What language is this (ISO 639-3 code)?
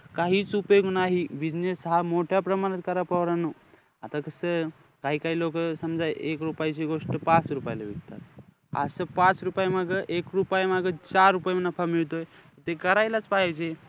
mar